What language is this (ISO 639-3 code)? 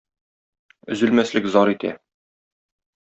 tat